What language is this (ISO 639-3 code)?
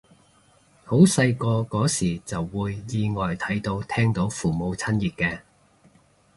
yue